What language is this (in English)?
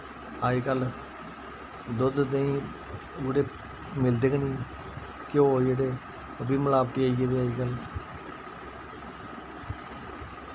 Dogri